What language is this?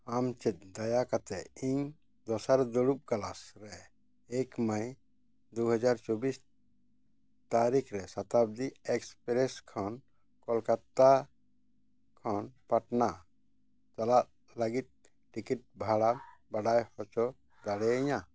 Santali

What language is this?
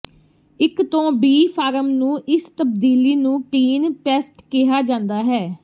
Punjabi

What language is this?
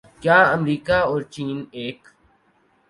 Urdu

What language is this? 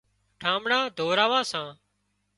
Wadiyara Koli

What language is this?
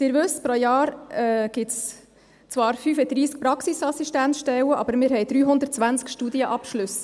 Swiss German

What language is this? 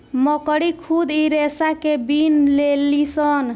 Bhojpuri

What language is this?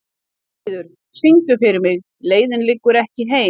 Icelandic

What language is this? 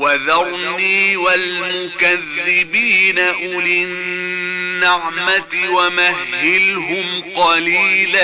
Arabic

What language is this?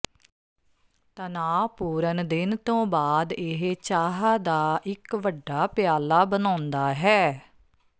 Punjabi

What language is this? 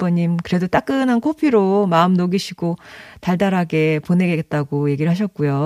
Korean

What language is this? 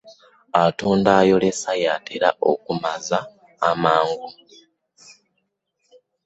Ganda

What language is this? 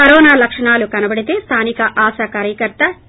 Telugu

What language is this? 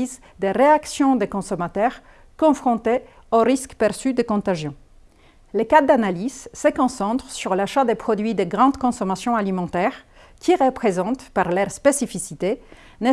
French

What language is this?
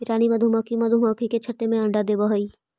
Magahi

